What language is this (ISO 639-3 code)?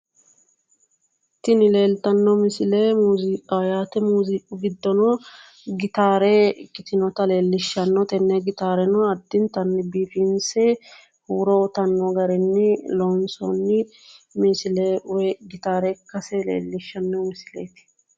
sid